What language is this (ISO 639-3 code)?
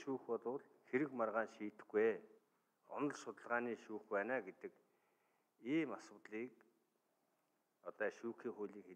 ara